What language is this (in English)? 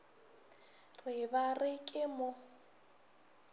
Northern Sotho